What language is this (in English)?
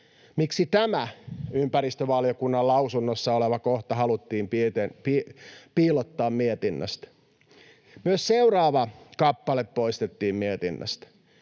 Finnish